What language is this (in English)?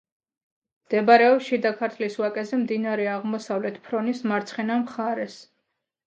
Georgian